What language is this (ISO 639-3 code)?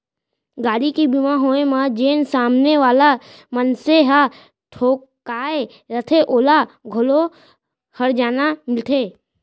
hne